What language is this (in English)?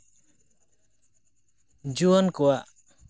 Santali